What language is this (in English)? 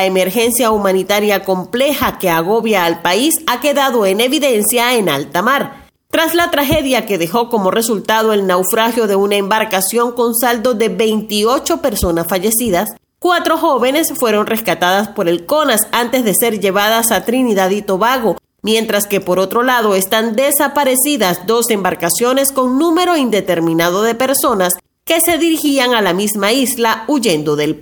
Spanish